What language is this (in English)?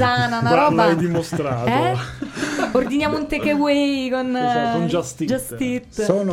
Italian